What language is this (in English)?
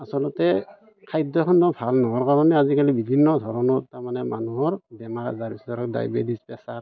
Assamese